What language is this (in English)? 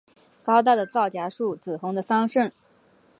Chinese